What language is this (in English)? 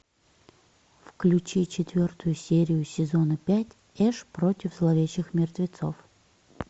Russian